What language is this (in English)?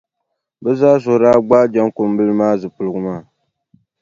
Dagbani